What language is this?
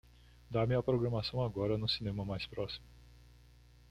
Portuguese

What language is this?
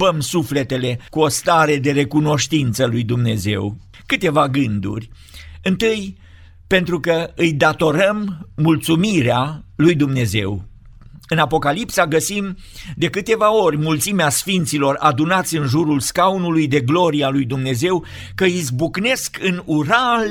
Romanian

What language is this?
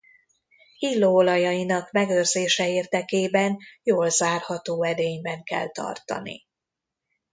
Hungarian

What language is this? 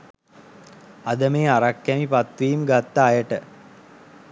Sinhala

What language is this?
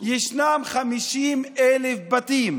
Hebrew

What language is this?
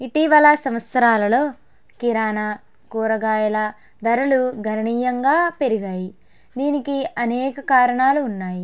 Telugu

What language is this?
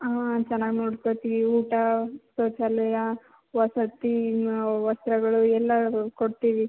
Kannada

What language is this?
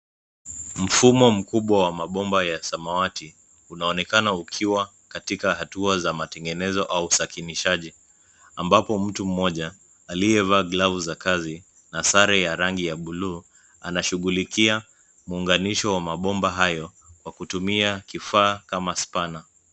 Swahili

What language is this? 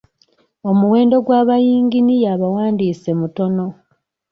Ganda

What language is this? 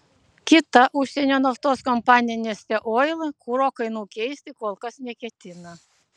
Lithuanian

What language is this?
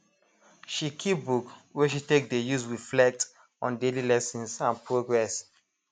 Nigerian Pidgin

